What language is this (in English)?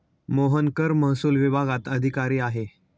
Marathi